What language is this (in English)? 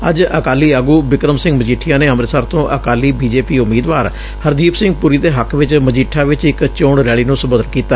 Punjabi